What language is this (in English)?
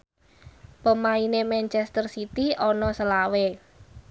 Javanese